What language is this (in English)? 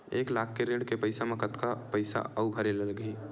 Chhattisgarhi